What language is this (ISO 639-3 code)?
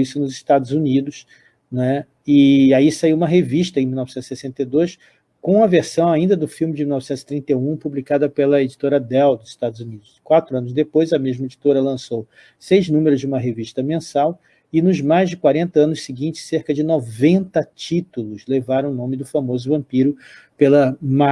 por